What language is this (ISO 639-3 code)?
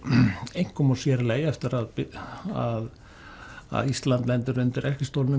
isl